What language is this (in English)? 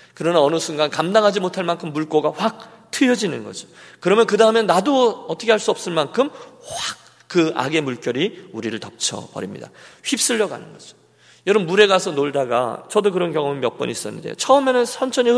Korean